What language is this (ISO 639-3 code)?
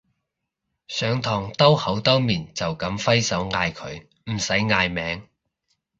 yue